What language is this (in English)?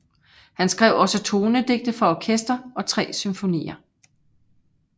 Danish